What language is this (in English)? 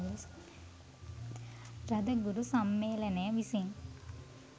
Sinhala